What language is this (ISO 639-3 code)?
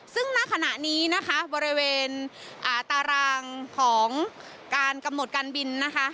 tha